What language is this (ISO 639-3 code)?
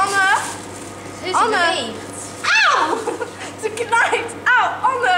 nld